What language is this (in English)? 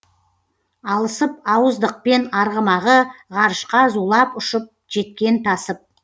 Kazakh